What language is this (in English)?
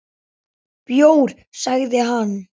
Icelandic